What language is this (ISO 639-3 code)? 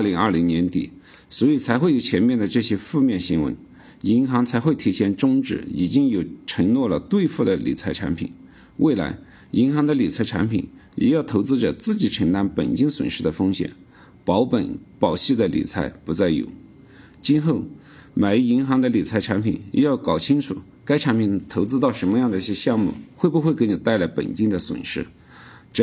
zho